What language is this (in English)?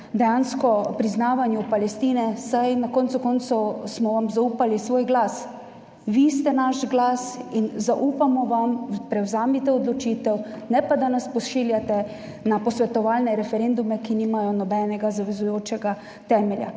Slovenian